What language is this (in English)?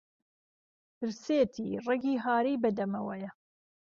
Central Kurdish